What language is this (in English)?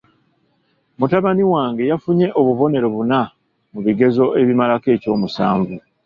Ganda